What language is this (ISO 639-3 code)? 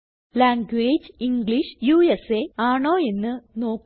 mal